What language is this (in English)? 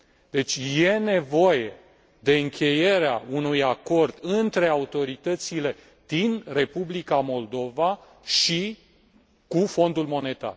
Romanian